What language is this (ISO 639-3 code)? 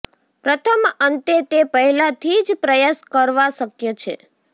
guj